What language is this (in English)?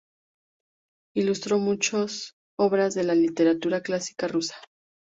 Spanish